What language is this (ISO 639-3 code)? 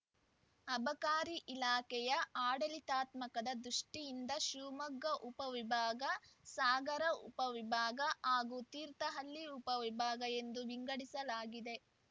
kan